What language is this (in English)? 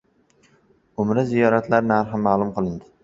Uzbek